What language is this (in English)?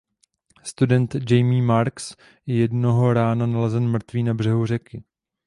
Czech